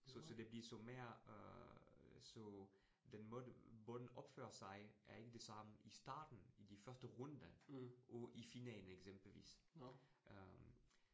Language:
Danish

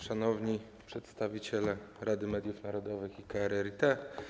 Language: Polish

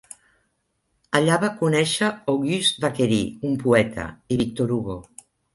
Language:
Catalan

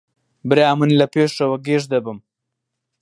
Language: Central Kurdish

